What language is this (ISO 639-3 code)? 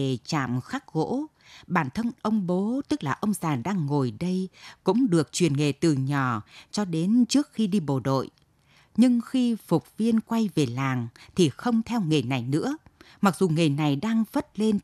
vie